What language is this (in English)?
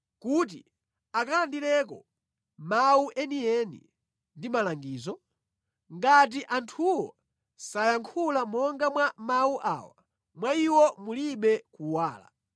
Nyanja